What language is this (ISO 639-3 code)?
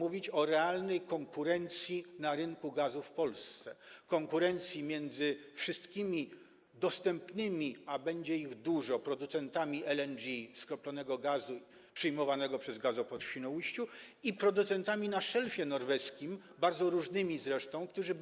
pol